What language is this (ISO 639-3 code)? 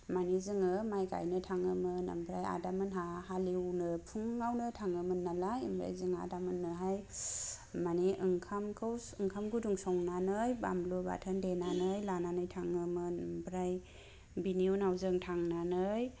brx